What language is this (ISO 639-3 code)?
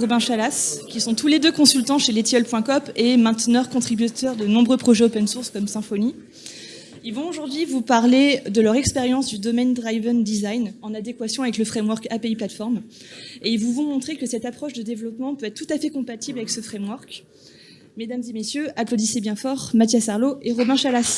fra